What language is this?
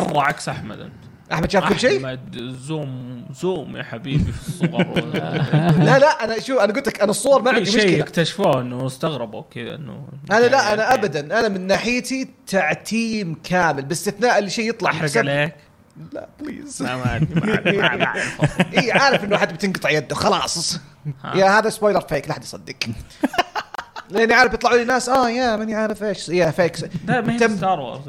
Arabic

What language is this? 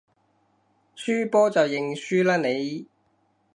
Cantonese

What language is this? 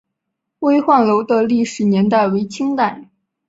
Chinese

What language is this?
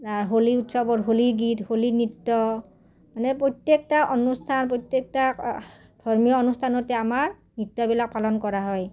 Assamese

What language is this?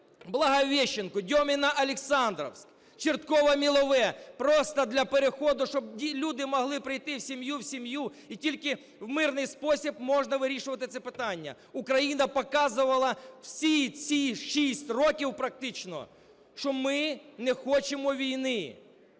Ukrainian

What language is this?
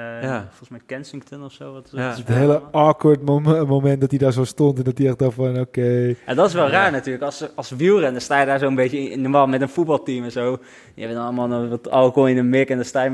Dutch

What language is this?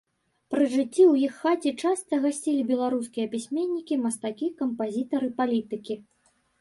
Belarusian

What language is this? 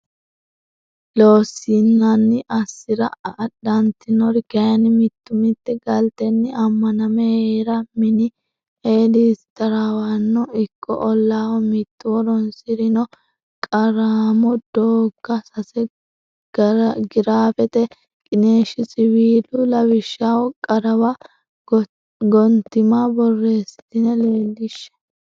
Sidamo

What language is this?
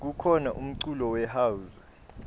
Swati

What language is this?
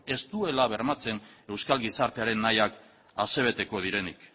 Basque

